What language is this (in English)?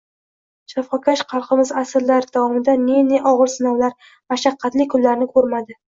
Uzbek